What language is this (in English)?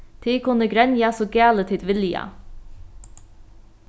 Faroese